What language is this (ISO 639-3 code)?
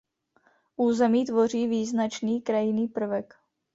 ces